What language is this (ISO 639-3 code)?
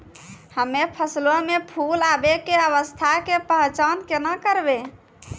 mai